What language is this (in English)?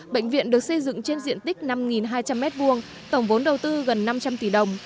Vietnamese